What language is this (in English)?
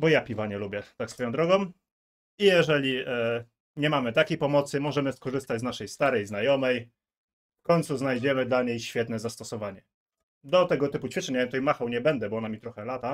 Polish